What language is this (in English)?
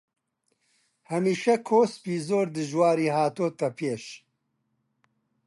Central Kurdish